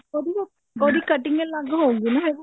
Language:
Punjabi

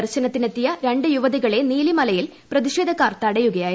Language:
Malayalam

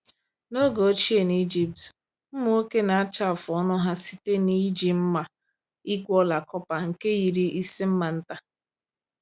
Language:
Igbo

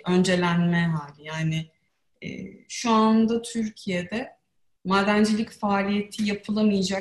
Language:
Turkish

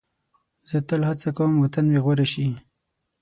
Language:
Pashto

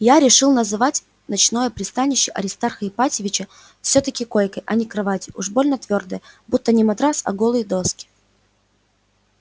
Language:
Russian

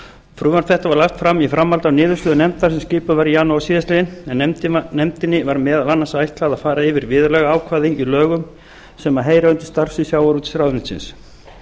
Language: Icelandic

